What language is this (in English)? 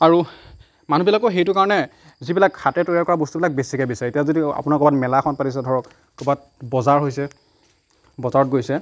Assamese